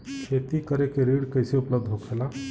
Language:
Bhojpuri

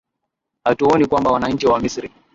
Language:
Swahili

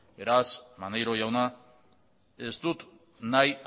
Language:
Basque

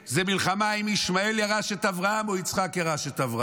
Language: Hebrew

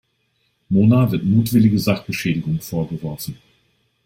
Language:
German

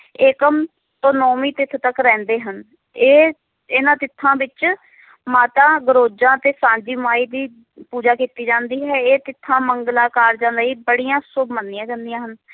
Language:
Punjabi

